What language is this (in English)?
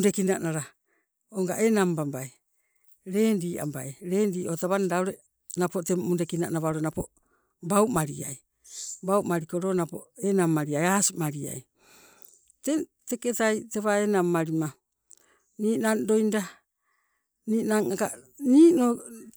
Sibe